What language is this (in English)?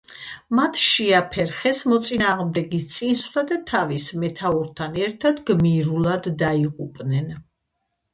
Georgian